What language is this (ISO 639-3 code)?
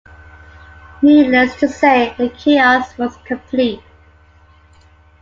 eng